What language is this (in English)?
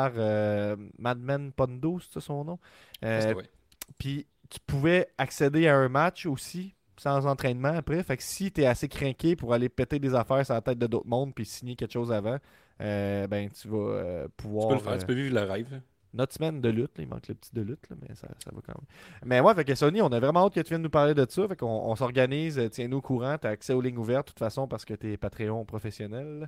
French